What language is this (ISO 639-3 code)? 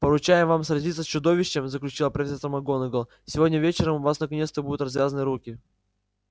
rus